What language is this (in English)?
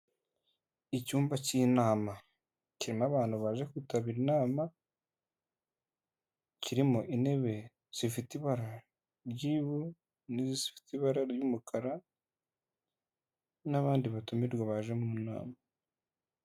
Kinyarwanda